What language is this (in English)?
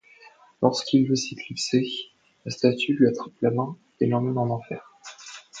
French